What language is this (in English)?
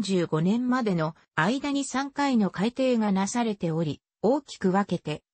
Japanese